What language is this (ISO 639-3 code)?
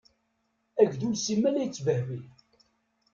kab